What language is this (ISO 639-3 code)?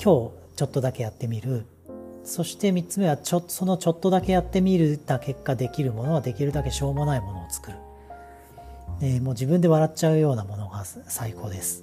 jpn